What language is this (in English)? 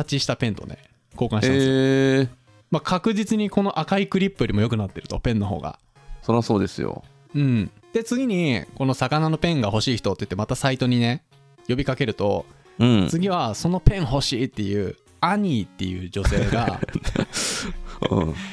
Japanese